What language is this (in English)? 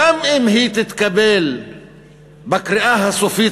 Hebrew